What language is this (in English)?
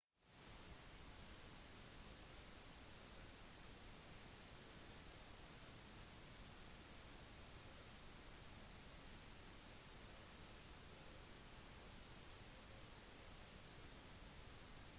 Norwegian Bokmål